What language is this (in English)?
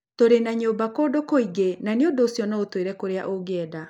Kikuyu